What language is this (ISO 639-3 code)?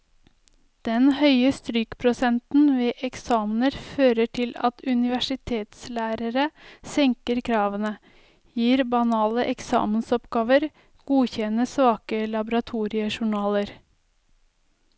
nor